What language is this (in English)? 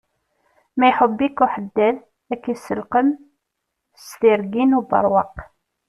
Kabyle